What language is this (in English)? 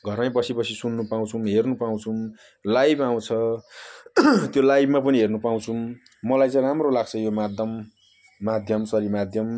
Nepali